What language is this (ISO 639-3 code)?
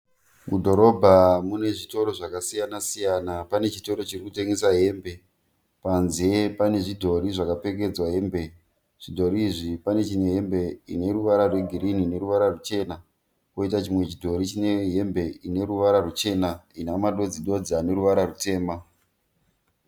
sna